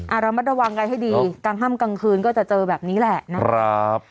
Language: Thai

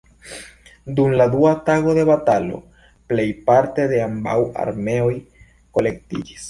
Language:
Esperanto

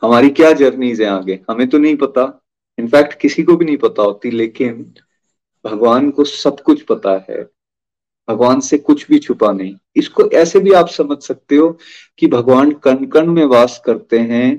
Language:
Hindi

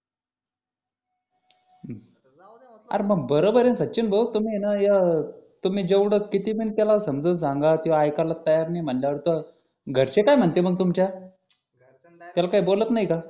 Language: Marathi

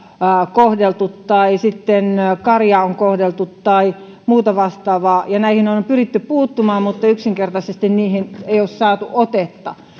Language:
Finnish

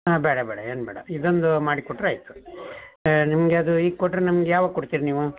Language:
Kannada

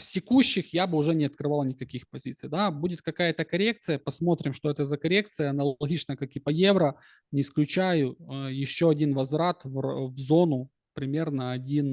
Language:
Russian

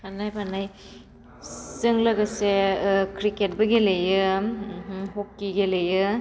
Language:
Bodo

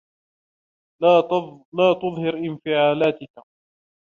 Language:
Arabic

